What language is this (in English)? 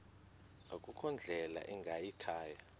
Xhosa